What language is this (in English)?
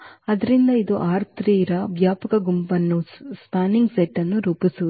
Kannada